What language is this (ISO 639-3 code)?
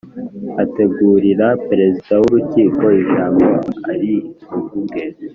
kin